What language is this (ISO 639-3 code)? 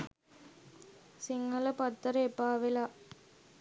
sin